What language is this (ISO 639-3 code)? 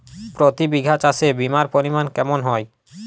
ben